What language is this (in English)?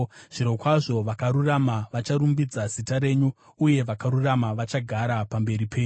Shona